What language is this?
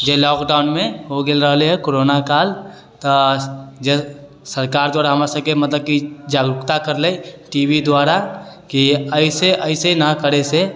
Maithili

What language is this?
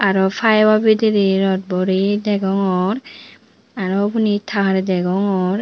Chakma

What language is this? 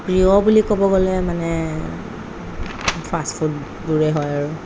Assamese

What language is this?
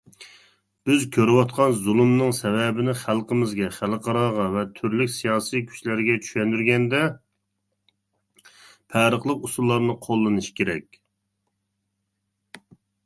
Uyghur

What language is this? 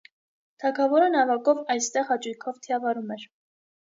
Armenian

